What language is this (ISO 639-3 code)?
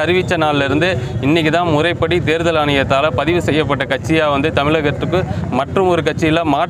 mal